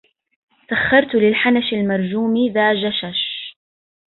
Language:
Arabic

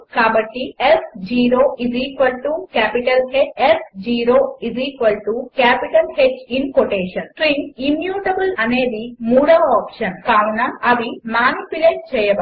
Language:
Telugu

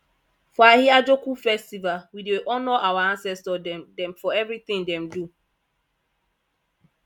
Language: Nigerian Pidgin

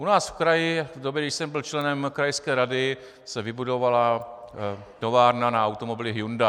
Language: Czech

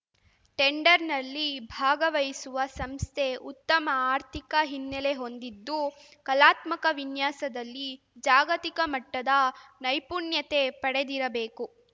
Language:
Kannada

